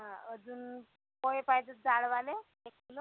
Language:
Marathi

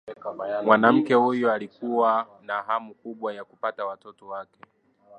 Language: Swahili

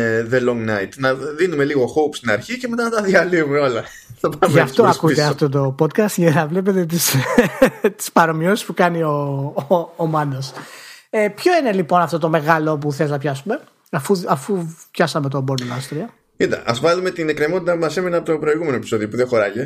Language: Greek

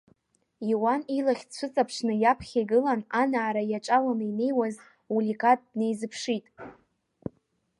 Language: Abkhazian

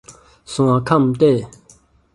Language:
Min Nan Chinese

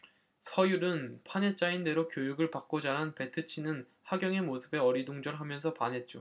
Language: Korean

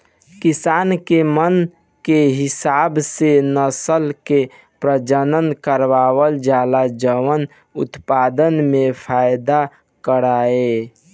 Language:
Bhojpuri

